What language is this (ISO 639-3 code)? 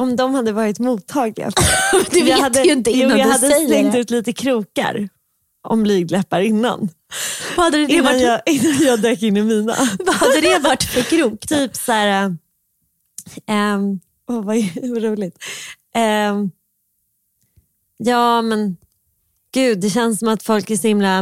swe